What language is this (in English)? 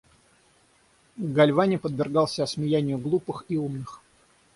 Russian